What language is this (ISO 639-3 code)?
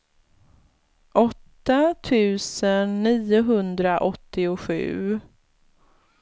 swe